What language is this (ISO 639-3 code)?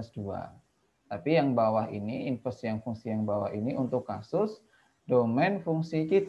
ind